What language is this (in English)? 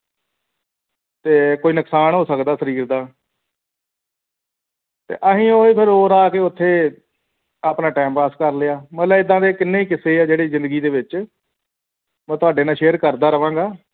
Punjabi